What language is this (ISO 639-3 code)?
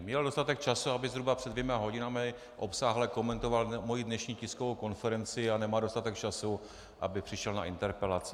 ces